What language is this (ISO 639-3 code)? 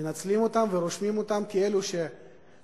heb